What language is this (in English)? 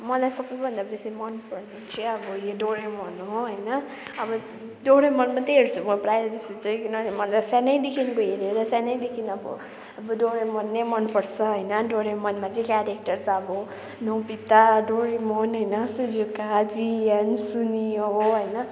Nepali